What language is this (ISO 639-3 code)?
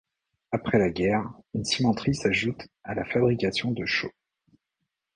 fra